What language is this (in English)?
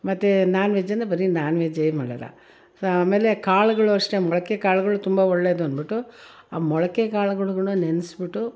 Kannada